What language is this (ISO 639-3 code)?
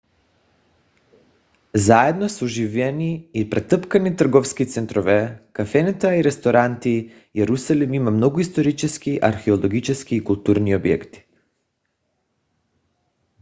bul